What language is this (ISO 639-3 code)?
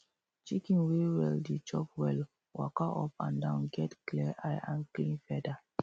pcm